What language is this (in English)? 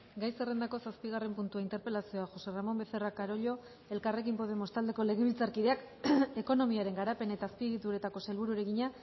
Basque